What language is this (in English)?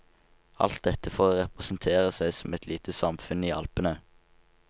Norwegian